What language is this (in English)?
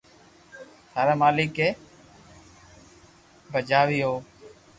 Loarki